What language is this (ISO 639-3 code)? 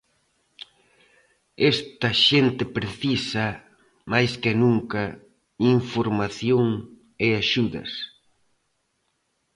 glg